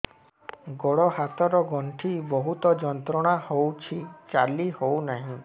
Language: Odia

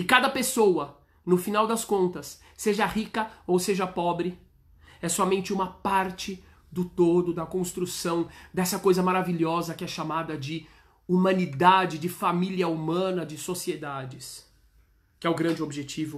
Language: Portuguese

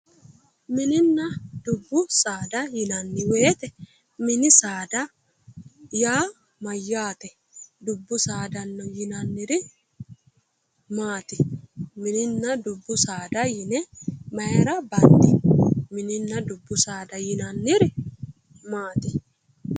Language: Sidamo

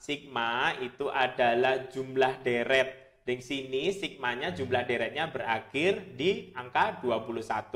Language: Indonesian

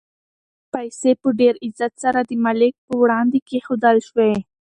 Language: Pashto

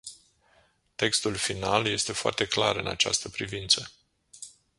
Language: Romanian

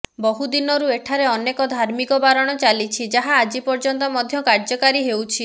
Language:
Odia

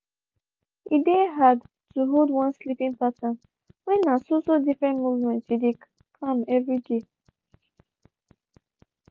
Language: Nigerian Pidgin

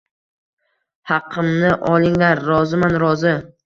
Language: Uzbek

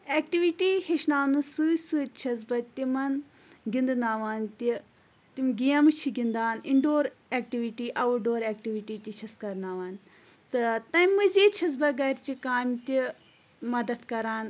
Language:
Kashmiri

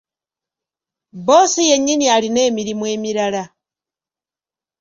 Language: Ganda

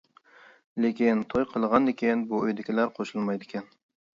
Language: Uyghur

